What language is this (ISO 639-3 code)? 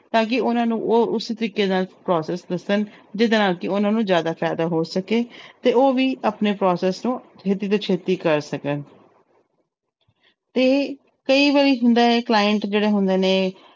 pan